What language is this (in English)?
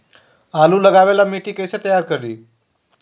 Magahi